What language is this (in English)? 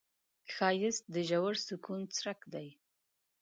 Pashto